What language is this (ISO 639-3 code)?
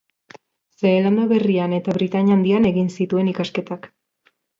eus